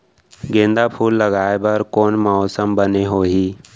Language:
Chhattisgarhi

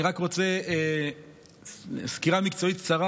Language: Hebrew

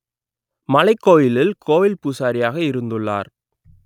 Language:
Tamil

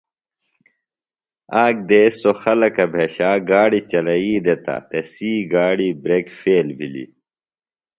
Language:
Phalura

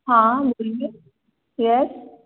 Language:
Hindi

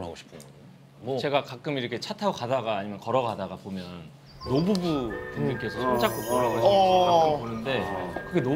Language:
Korean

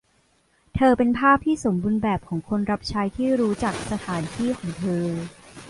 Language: Thai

